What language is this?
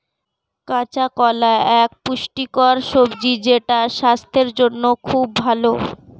Bangla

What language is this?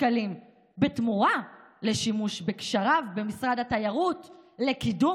Hebrew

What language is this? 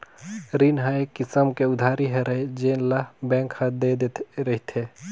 Chhattisgarhi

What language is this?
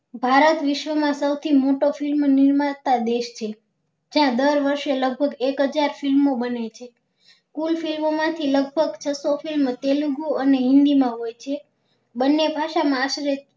Gujarati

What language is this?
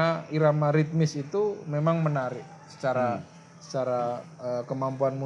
Indonesian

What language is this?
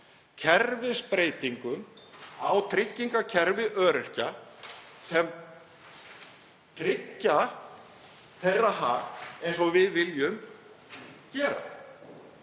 Icelandic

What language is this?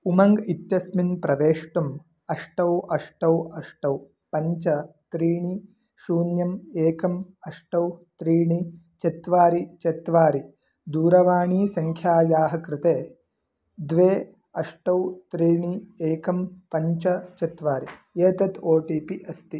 Sanskrit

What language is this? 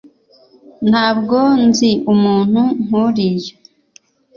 Kinyarwanda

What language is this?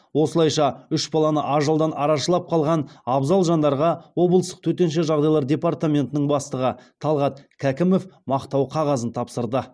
Kazakh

